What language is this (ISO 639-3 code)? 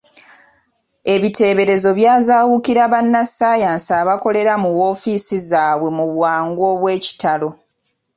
lug